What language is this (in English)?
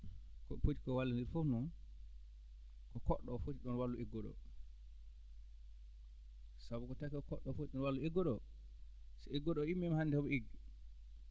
Fula